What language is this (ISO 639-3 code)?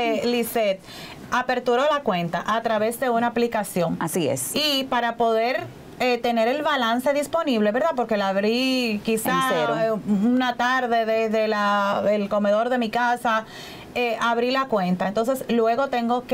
spa